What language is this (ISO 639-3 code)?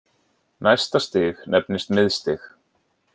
isl